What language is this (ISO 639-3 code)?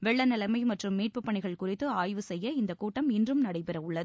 tam